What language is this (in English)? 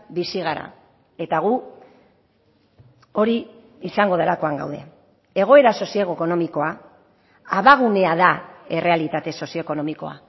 Basque